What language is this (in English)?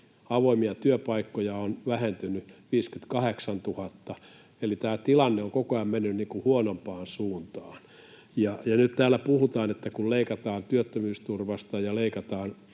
Finnish